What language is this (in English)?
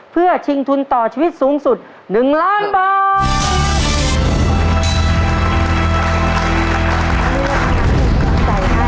Thai